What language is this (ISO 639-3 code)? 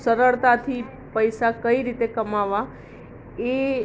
guj